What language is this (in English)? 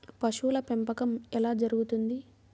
Telugu